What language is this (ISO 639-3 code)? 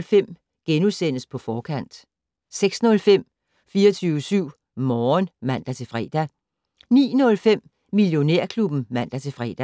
dan